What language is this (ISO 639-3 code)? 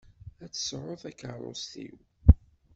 kab